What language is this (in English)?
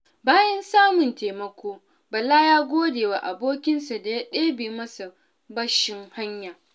Hausa